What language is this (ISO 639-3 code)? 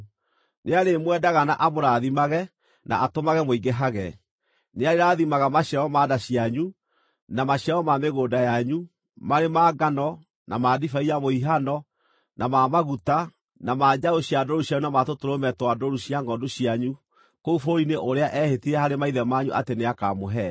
kik